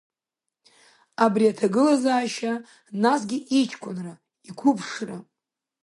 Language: Abkhazian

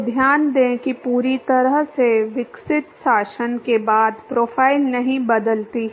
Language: Hindi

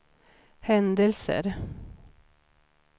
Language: Swedish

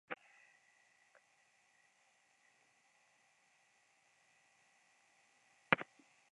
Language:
Hungarian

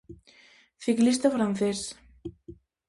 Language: Galician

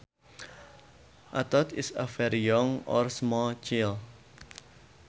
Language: Sundanese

